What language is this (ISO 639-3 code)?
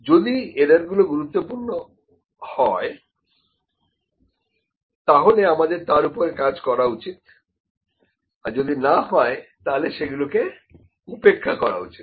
ben